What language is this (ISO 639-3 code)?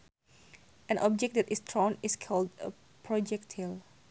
sun